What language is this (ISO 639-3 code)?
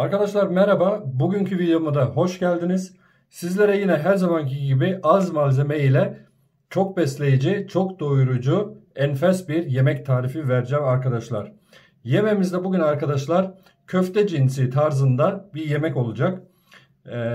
tur